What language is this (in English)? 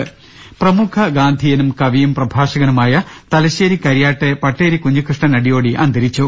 Malayalam